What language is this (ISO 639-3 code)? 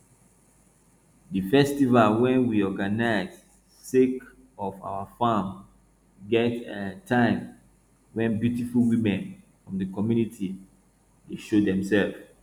pcm